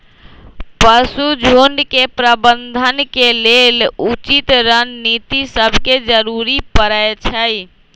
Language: Magahi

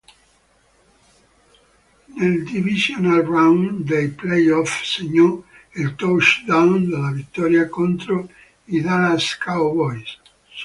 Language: Italian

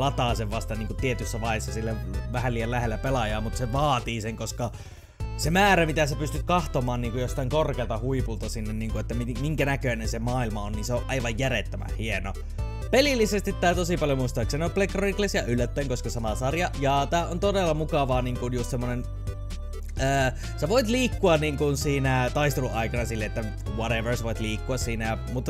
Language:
Finnish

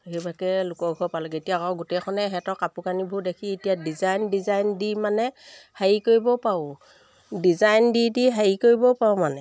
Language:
Assamese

